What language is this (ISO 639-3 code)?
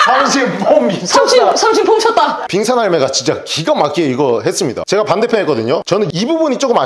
kor